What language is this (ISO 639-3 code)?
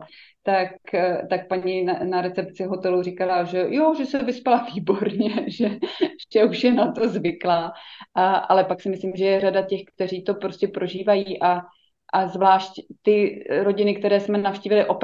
ces